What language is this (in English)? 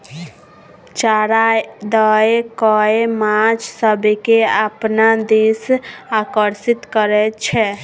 Maithili